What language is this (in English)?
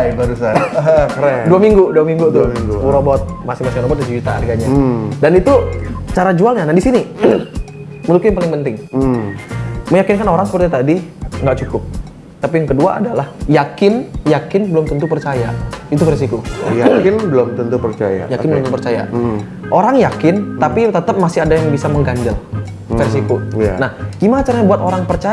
Indonesian